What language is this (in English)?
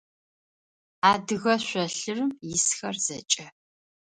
Adyghe